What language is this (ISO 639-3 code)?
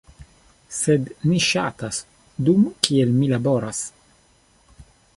epo